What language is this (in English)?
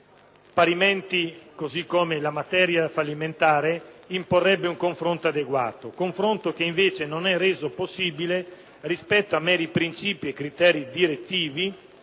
Italian